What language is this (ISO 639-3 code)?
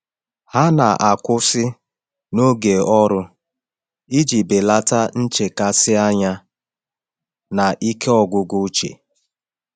ibo